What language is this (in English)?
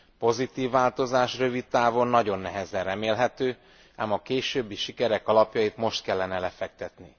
Hungarian